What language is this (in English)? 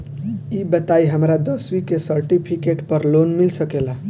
Bhojpuri